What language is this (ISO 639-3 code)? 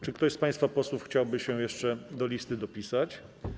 pol